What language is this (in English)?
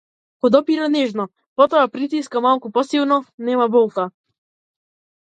Macedonian